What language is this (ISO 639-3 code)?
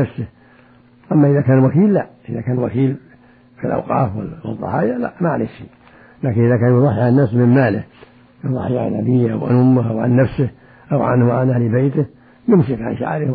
ara